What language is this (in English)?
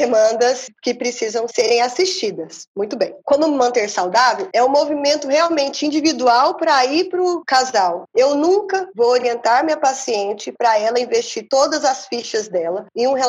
Portuguese